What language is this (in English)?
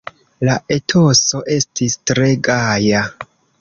Esperanto